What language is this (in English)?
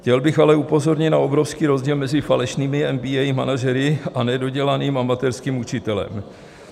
Czech